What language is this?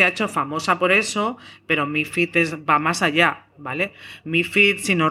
Spanish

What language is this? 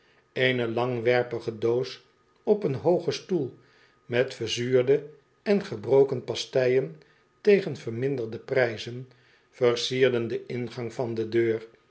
Dutch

